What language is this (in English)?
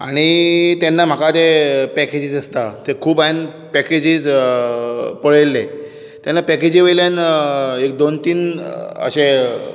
Konkani